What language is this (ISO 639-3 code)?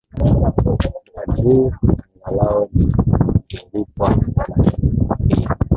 swa